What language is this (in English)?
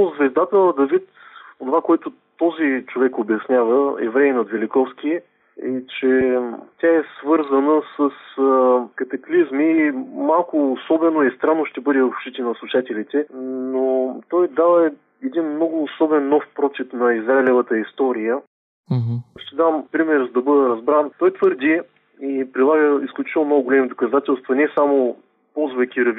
Bulgarian